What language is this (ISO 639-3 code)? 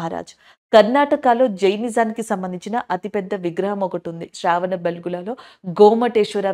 tel